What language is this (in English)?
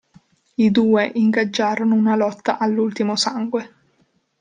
Italian